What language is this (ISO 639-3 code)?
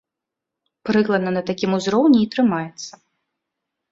bel